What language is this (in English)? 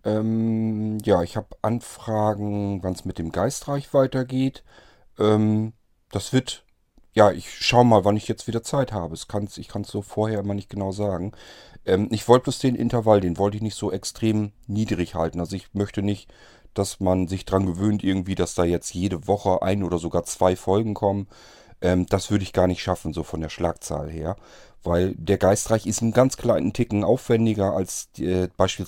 German